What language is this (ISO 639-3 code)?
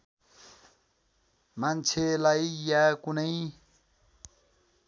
nep